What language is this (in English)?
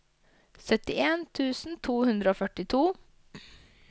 Norwegian